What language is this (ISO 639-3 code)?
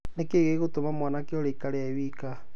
kik